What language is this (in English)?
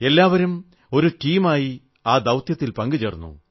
Malayalam